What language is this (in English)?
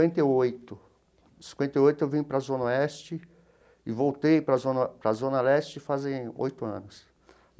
Portuguese